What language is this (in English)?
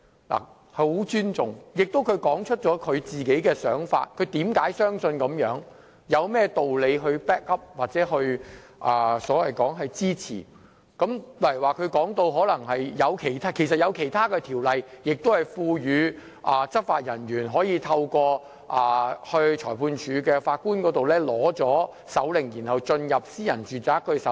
Cantonese